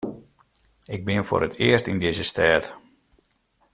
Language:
Western Frisian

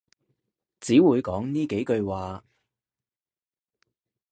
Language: Cantonese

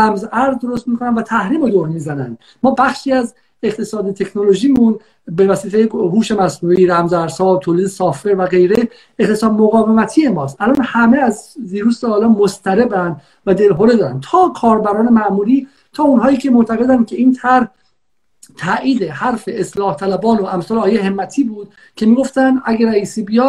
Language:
Persian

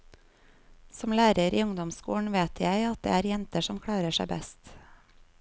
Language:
Norwegian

